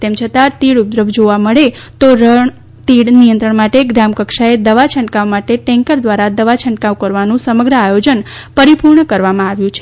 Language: Gujarati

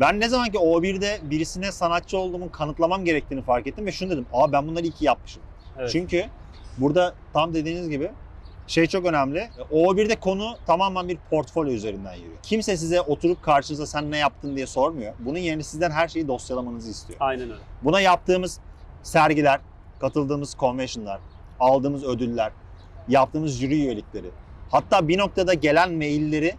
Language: Turkish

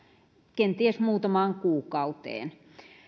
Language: Finnish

